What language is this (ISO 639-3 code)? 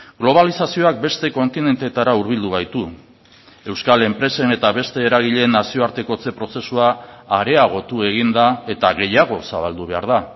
eus